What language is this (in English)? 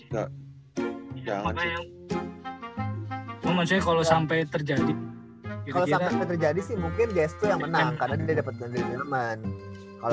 Indonesian